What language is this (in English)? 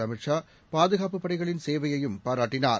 Tamil